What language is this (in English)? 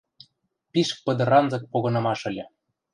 Western Mari